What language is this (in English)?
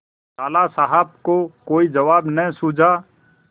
Hindi